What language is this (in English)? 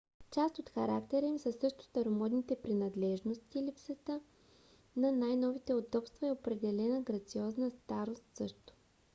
Bulgarian